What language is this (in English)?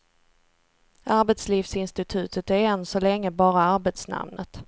Swedish